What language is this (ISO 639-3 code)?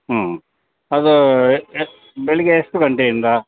kan